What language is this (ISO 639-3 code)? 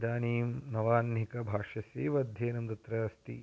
san